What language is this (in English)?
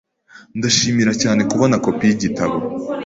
Kinyarwanda